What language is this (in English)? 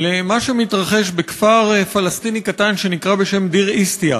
Hebrew